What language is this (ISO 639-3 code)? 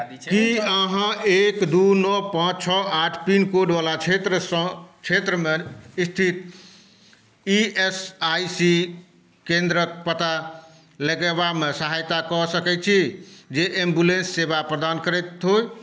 mai